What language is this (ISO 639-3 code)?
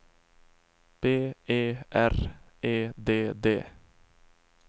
swe